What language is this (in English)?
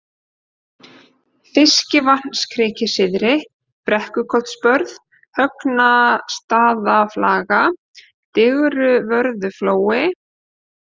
Icelandic